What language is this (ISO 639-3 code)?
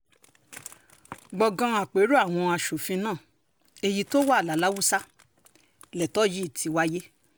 yor